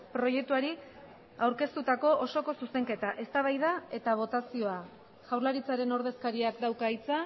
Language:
Basque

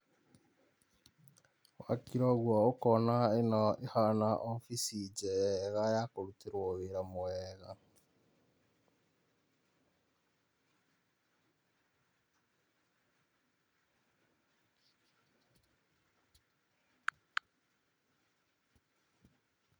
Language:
Kikuyu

